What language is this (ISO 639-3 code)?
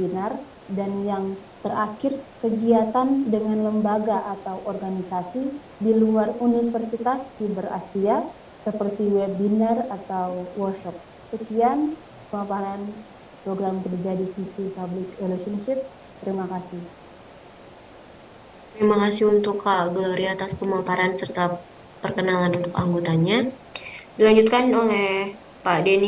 ind